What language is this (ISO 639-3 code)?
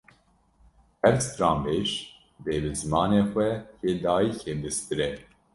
kur